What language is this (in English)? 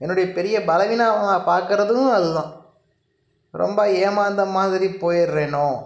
Tamil